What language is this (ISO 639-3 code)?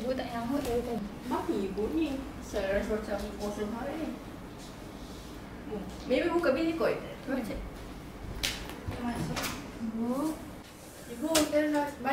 msa